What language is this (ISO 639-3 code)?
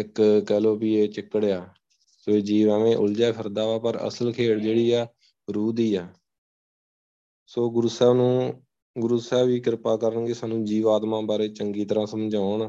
pan